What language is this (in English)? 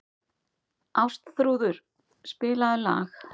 Icelandic